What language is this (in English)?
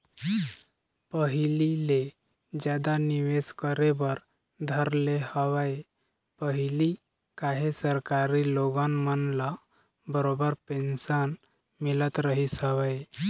Chhattisgarhi